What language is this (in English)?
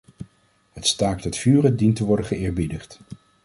Dutch